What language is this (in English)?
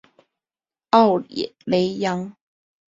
Chinese